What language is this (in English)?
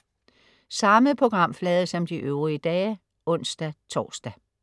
Danish